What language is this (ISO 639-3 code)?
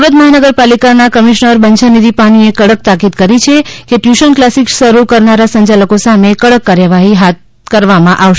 guj